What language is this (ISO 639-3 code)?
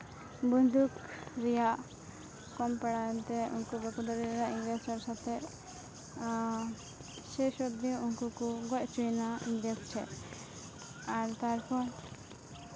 sat